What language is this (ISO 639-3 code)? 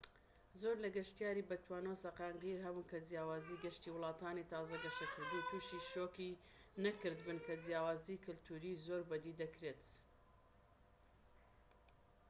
ckb